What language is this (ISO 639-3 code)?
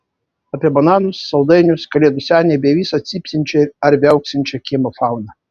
lit